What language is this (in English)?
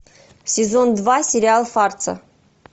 Russian